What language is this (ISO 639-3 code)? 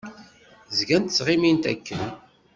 kab